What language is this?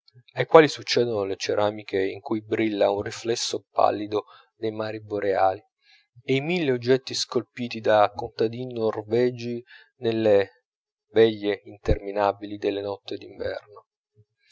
Italian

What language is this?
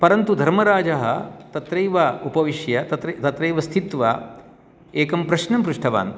Sanskrit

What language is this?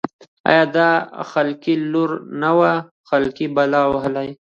Pashto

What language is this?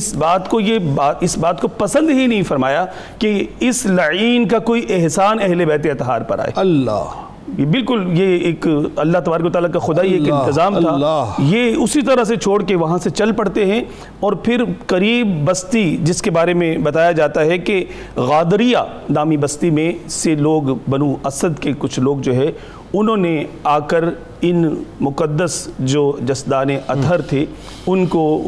Urdu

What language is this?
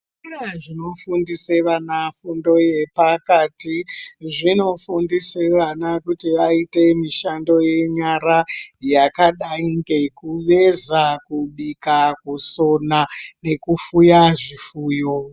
Ndau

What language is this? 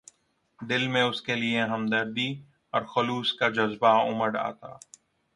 Urdu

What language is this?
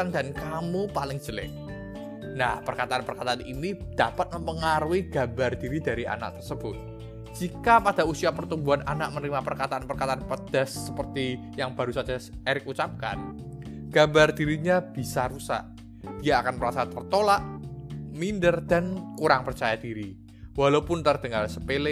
Indonesian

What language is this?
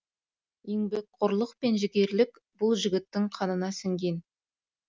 Kazakh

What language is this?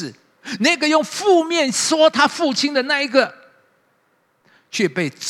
Chinese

